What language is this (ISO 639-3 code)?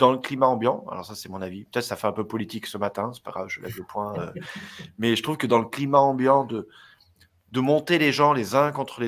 fra